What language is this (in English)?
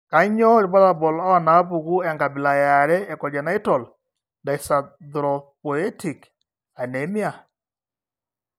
Masai